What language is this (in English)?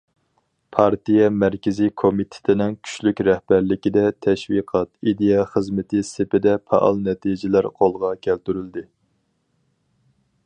Uyghur